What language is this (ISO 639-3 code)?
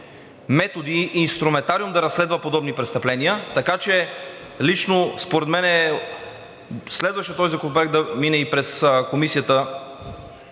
bul